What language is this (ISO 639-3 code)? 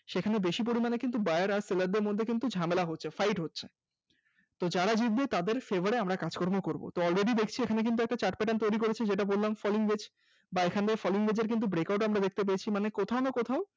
ben